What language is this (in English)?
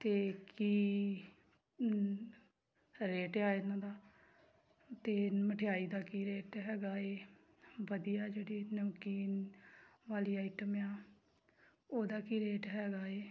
Punjabi